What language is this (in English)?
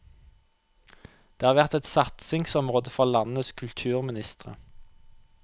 Norwegian